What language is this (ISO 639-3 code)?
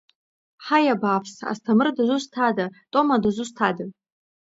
abk